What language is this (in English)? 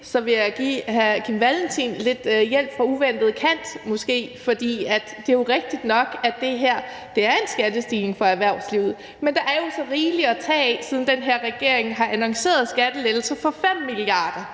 Danish